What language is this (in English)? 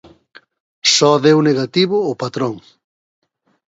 Galician